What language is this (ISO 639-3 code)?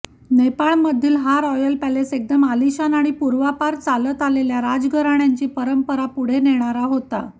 mar